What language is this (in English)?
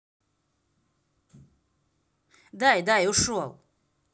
Russian